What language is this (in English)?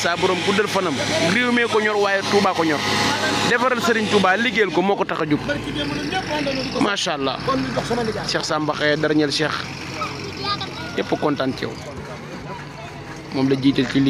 Arabic